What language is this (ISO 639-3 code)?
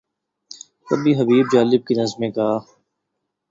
urd